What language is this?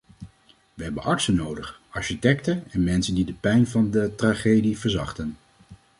Dutch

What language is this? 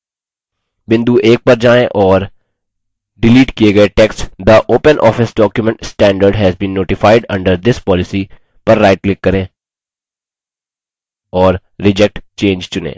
Hindi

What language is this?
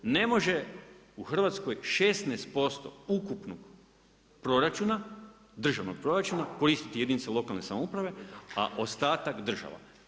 Croatian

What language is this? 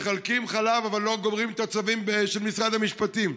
Hebrew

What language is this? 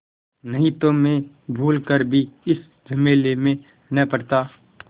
Hindi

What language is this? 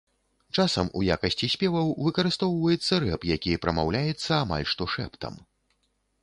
Belarusian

